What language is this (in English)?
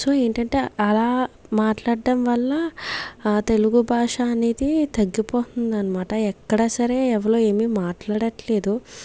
Telugu